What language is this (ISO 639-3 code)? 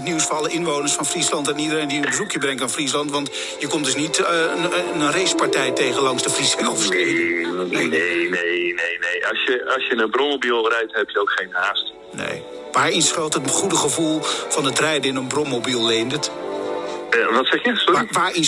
nld